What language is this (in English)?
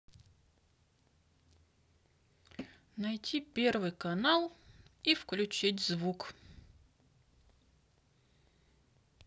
Russian